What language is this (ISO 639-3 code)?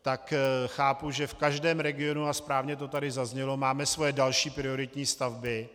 ces